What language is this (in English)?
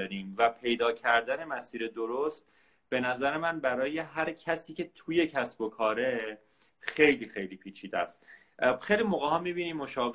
Persian